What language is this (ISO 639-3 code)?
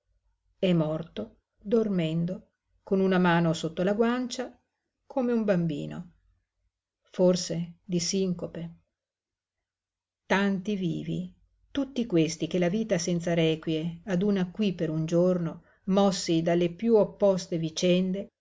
ita